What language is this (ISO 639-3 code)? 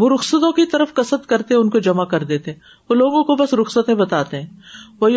urd